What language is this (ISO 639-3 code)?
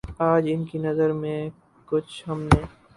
urd